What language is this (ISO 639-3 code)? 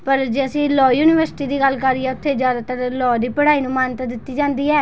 pan